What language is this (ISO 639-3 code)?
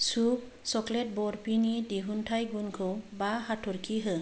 brx